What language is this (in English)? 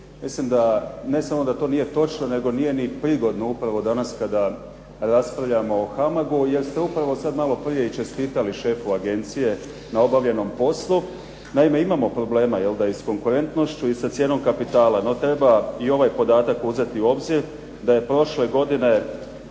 Croatian